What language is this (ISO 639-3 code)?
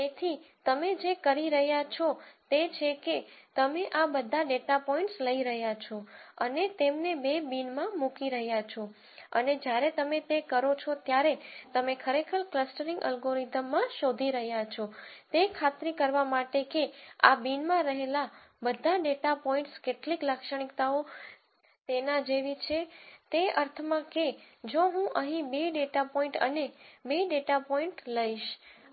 guj